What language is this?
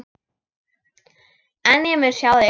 Icelandic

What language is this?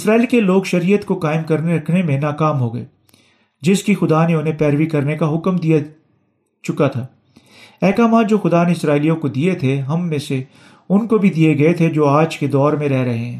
Urdu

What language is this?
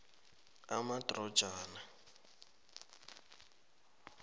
South Ndebele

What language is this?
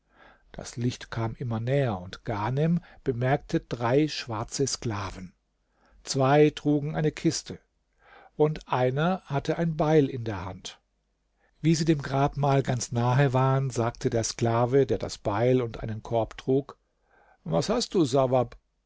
German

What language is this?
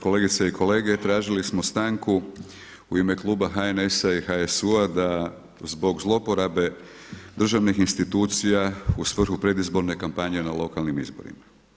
Croatian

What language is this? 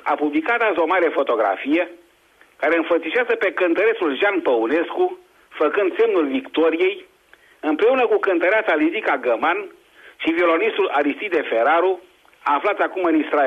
Romanian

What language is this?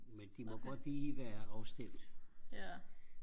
Danish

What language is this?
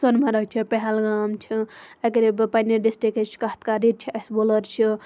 Kashmiri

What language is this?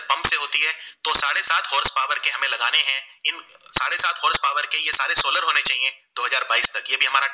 Gujarati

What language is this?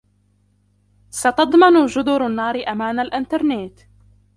Arabic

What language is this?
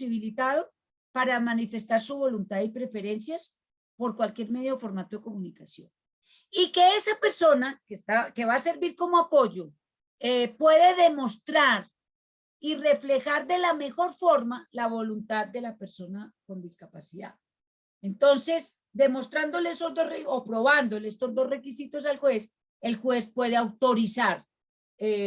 Spanish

